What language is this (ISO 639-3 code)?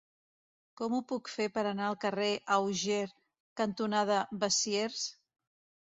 cat